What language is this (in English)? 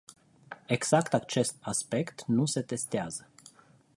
Romanian